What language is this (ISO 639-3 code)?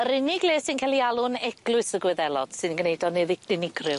cym